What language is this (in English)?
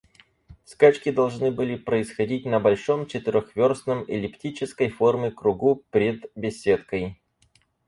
Russian